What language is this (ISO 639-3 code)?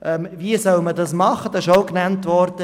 gsw